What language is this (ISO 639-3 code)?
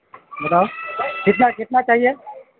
urd